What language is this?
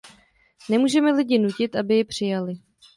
Czech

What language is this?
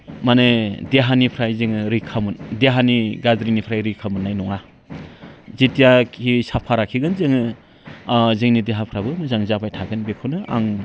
Bodo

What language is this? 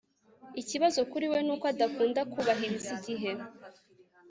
Kinyarwanda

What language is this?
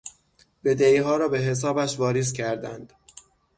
Persian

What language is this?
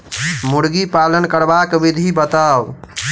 Maithili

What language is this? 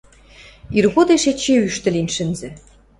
Western Mari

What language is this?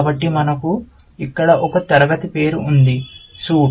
Telugu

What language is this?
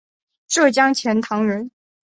Chinese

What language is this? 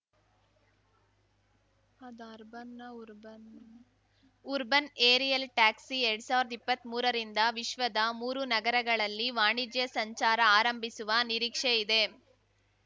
Kannada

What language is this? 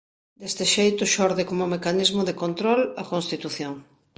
Galician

